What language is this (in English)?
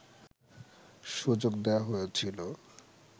Bangla